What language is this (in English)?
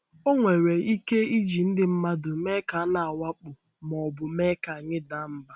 Igbo